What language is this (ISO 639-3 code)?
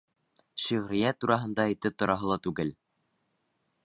bak